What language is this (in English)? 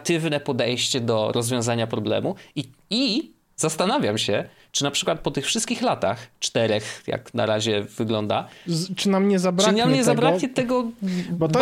Polish